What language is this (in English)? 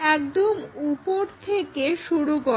Bangla